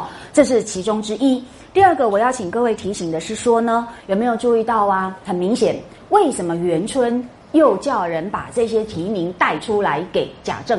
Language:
Chinese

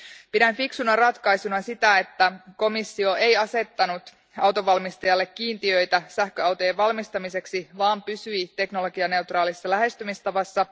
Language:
Finnish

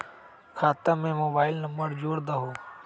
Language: Magahi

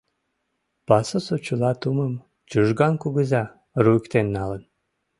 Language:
Mari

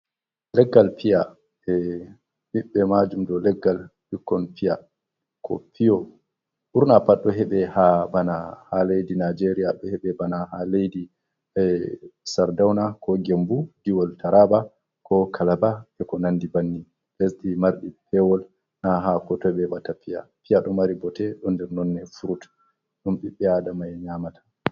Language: Fula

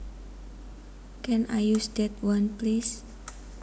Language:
Javanese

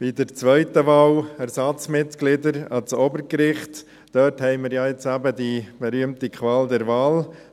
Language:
Swiss German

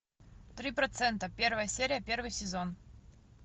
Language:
Russian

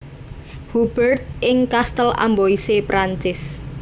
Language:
Javanese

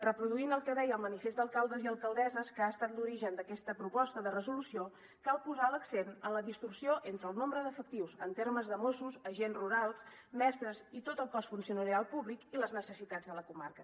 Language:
Catalan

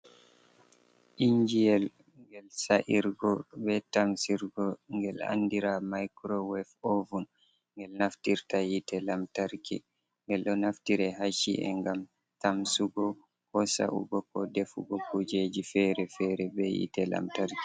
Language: Fula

